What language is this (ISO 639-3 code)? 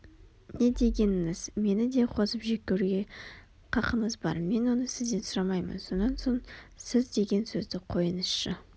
kaz